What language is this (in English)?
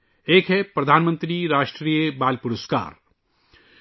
Urdu